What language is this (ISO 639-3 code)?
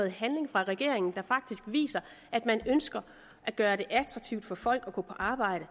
dan